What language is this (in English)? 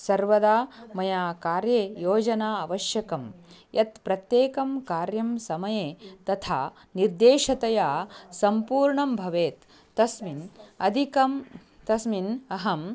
Sanskrit